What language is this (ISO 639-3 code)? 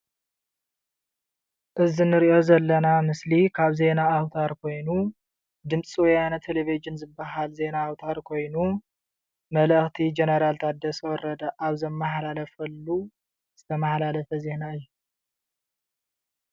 tir